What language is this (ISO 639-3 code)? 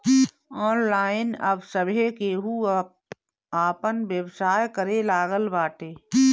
bho